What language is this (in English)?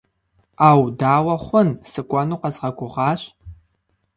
Kabardian